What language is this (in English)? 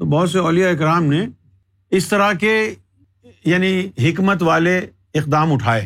Urdu